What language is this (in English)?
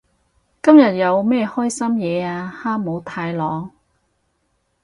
Cantonese